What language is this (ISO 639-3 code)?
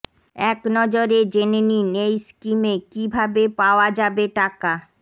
ben